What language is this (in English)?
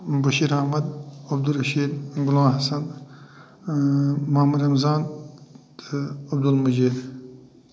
Kashmiri